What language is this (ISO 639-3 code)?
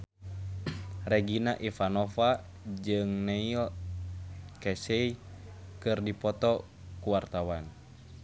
sun